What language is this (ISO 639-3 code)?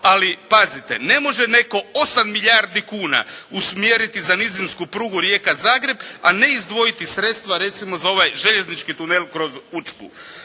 hrv